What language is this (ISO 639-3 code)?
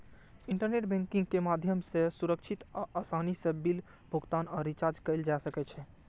mai